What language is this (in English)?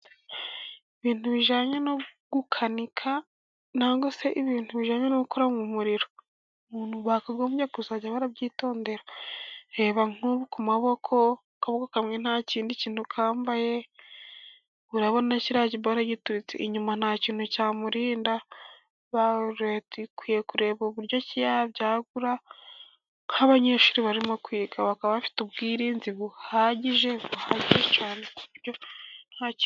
Kinyarwanda